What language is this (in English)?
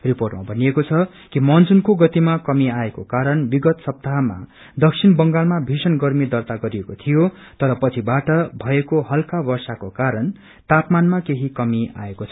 Nepali